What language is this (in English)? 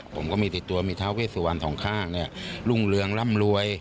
Thai